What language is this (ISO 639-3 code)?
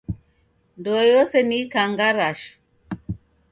dav